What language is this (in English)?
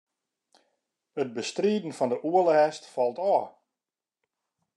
Western Frisian